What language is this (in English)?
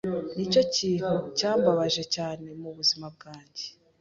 Kinyarwanda